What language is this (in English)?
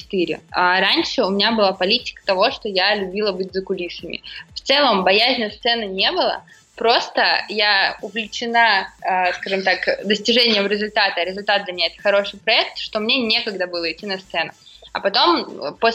Russian